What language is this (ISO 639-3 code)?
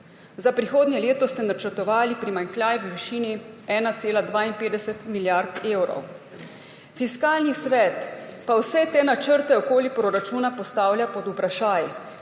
slv